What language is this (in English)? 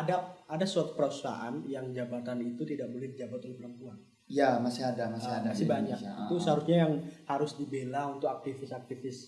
Indonesian